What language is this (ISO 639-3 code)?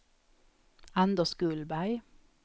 swe